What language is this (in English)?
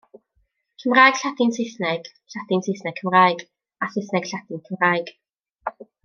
Welsh